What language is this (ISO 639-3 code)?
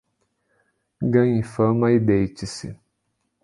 por